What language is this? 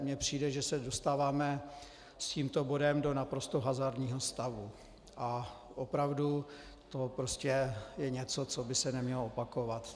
Czech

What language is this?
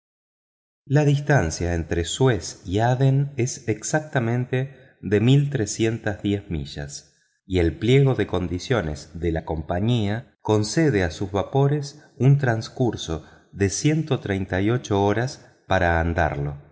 Spanish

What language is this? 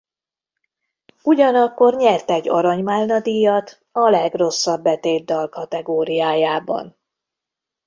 Hungarian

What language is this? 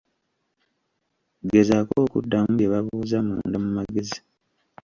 Ganda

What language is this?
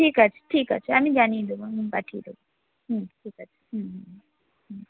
Bangla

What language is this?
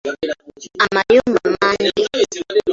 Ganda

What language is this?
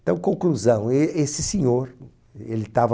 Portuguese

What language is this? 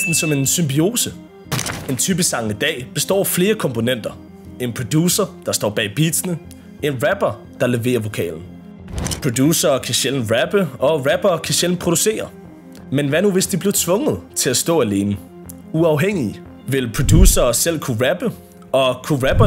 Danish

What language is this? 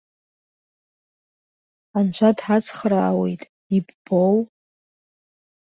Abkhazian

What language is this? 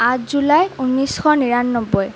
Assamese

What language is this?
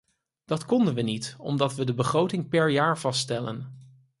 Dutch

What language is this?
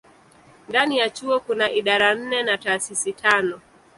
Swahili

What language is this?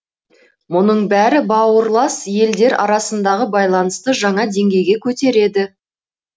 Kazakh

